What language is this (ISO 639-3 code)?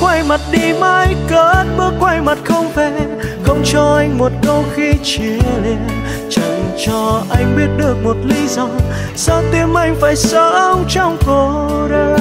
vie